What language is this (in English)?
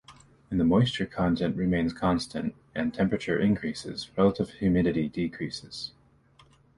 English